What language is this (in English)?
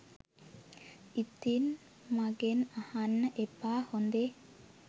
Sinhala